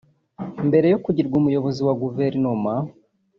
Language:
Kinyarwanda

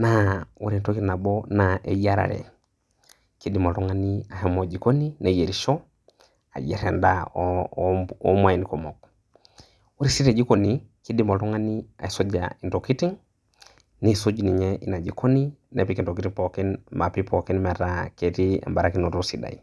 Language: Masai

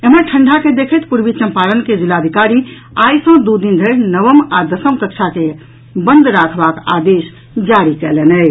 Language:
Maithili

